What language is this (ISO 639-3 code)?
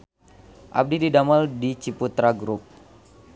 sun